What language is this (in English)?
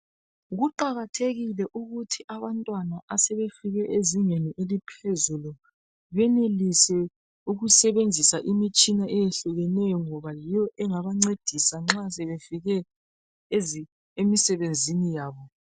North Ndebele